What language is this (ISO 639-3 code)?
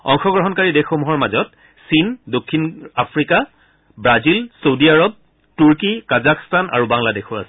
asm